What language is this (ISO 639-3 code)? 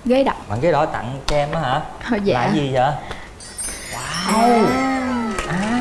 vie